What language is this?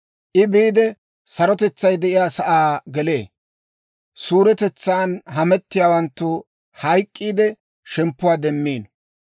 Dawro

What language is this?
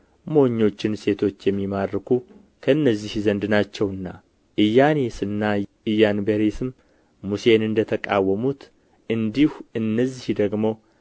Amharic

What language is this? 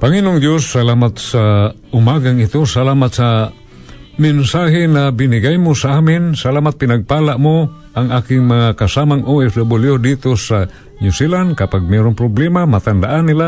Filipino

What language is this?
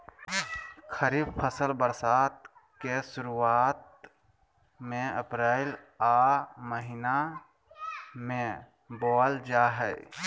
Magahi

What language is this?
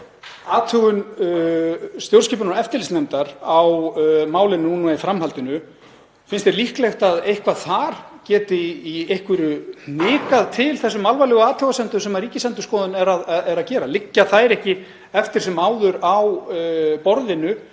Icelandic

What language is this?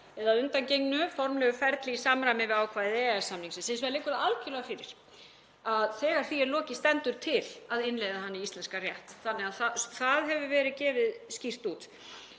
Icelandic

